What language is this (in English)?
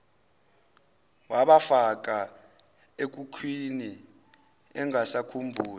Zulu